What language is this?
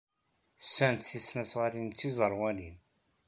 Kabyle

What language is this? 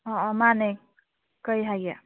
Manipuri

